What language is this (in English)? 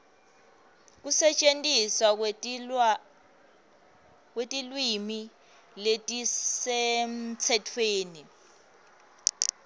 Swati